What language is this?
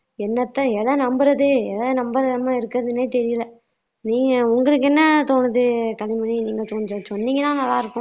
Tamil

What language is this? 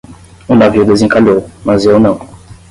Portuguese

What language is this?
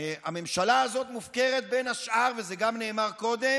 Hebrew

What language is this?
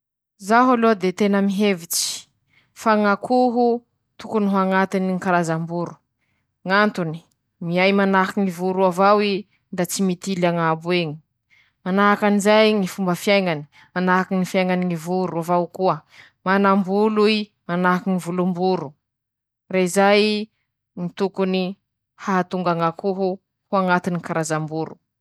Masikoro Malagasy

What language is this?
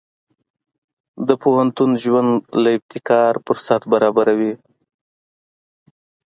Pashto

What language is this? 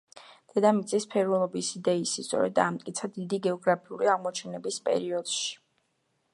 Georgian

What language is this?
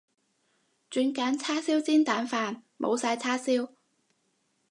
Cantonese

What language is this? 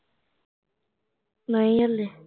Punjabi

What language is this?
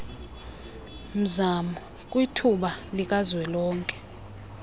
Xhosa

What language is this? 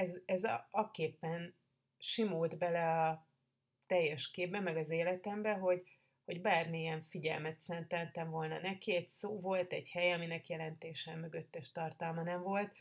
Hungarian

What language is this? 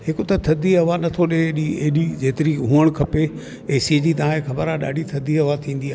Sindhi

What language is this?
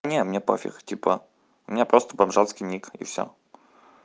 Russian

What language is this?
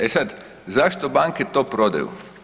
Croatian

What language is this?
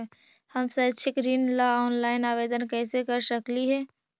Magahi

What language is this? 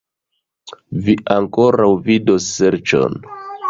Esperanto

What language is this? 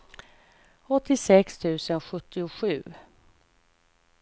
Swedish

